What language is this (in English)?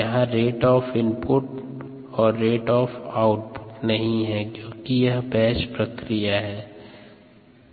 Hindi